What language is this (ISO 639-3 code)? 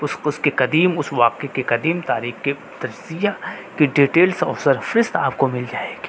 urd